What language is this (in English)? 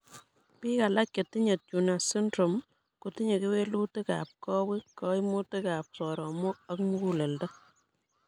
Kalenjin